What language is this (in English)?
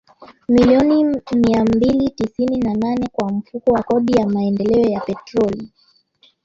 Swahili